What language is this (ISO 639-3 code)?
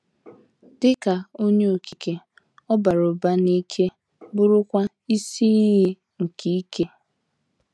ibo